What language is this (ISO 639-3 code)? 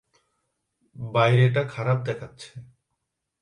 ben